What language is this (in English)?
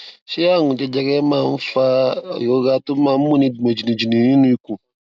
Yoruba